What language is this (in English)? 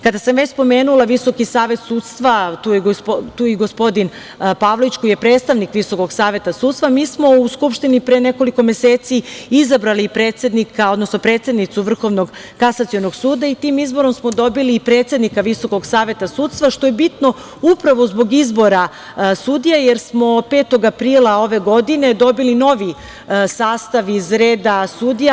Serbian